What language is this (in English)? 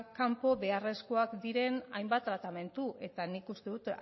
Basque